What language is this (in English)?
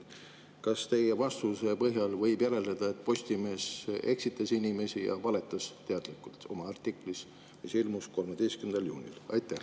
Estonian